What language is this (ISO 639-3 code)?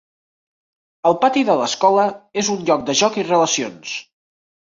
cat